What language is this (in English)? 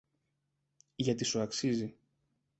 Greek